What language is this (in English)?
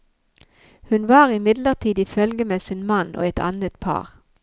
Norwegian